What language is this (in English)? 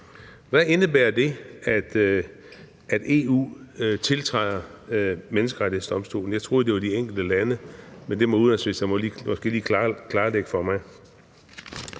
Danish